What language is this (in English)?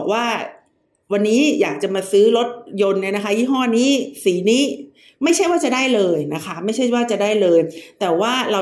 Thai